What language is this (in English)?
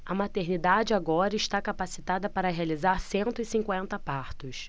Portuguese